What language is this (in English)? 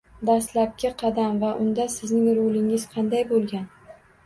Uzbek